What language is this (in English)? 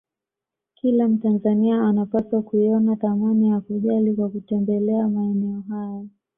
Swahili